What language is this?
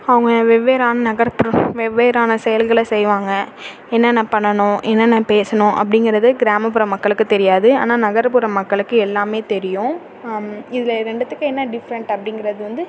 Tamil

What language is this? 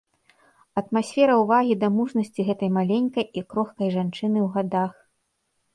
Belarusian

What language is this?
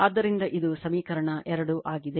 Kannada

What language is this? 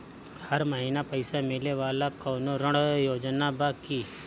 Bhojpuri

